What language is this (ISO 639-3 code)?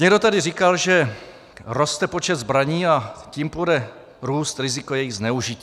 ces